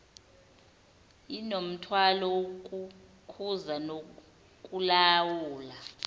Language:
Zulu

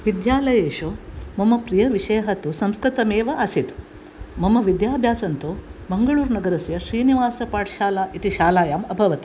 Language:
Sanskrit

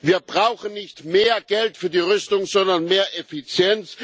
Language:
German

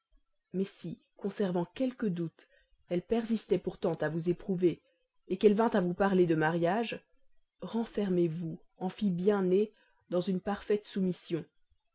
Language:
French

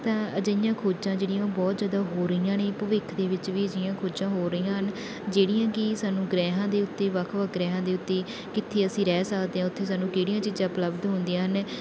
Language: Punjabi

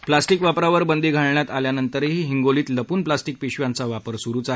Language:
Marathi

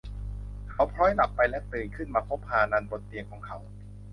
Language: Thai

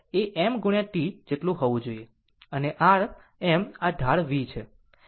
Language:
Gujarati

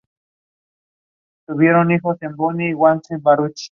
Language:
Spanish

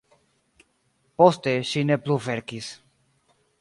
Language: Esperanto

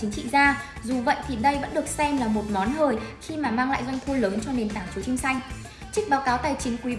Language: Vietnamese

